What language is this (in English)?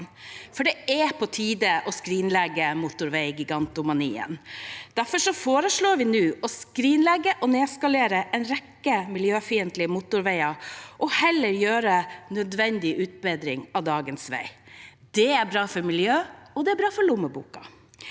Norwegian